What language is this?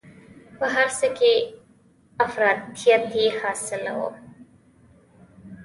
Pashto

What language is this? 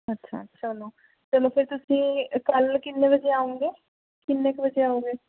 Punjabi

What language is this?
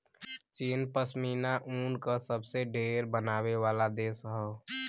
Bhojpuri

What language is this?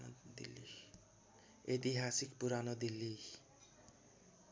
Nepali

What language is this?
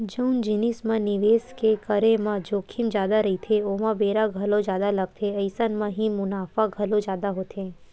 Chhattisgarhi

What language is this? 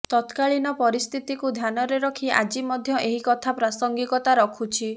Odia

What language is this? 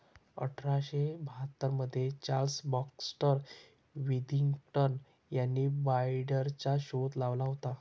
Marathi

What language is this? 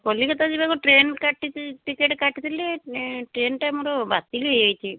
Odia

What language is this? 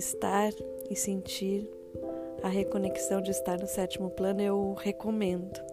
Portuguese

